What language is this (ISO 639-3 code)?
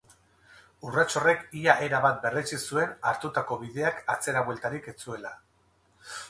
eus